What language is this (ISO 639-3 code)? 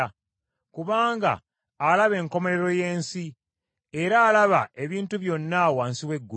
lug